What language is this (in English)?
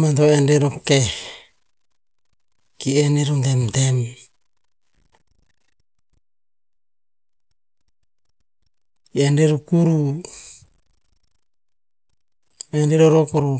Tinputz